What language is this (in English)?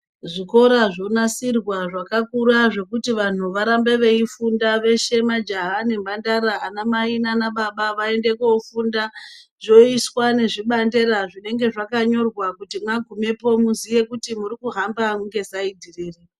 Ndau